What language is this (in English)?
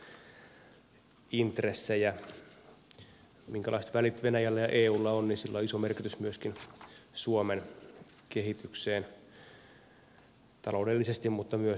Finnish